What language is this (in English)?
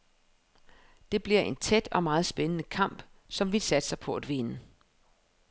Danish